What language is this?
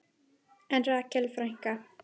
Icelandic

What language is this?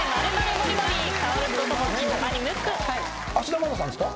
Japanese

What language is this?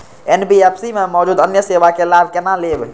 Maithili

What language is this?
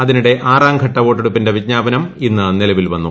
Malayalam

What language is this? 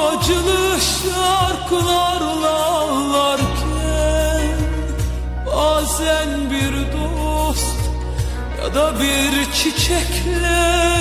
Turkish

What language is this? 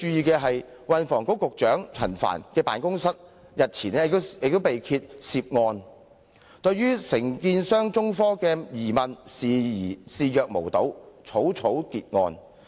Cantonese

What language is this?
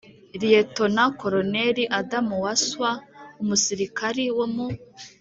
Kinyarwanda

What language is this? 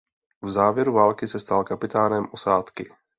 Czech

